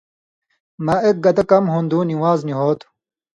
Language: Indus Kohistani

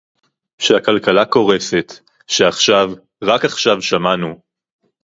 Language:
Hebrew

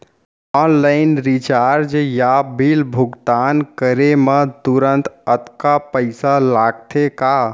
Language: Chhattisgarhi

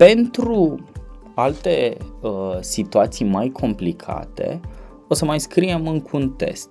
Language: Romanian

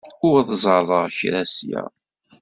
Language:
Kabyle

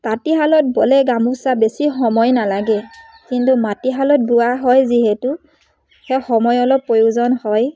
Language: Assamese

